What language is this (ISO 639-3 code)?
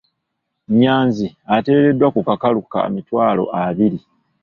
lug